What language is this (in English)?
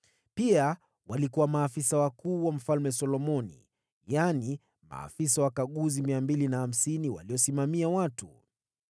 Swahili